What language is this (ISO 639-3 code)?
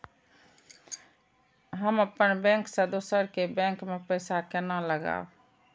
mai